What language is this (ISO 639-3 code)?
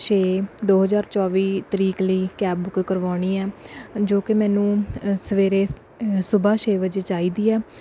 pan